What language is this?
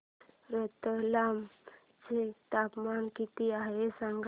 Marathi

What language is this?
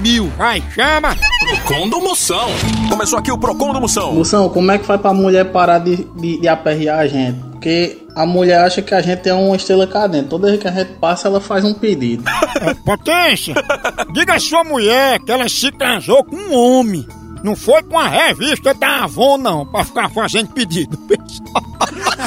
Portuguese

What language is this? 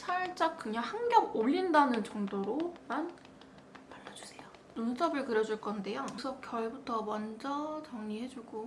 Korean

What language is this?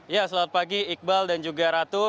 Indonesian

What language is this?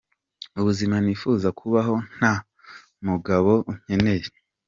Kinyarwanda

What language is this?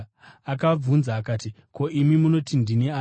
Shona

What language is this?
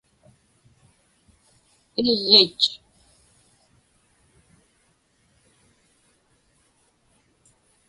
Inupiaq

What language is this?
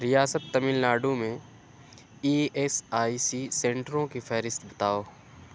Urdu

